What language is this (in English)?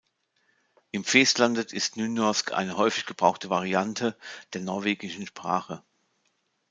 German